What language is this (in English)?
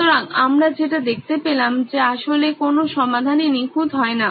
Bangla